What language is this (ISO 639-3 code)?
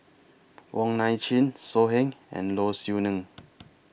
eng